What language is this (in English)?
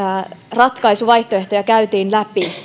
Finnish